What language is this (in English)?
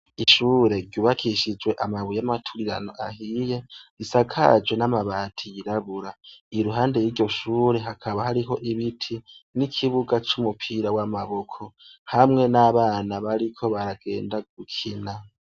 Rundi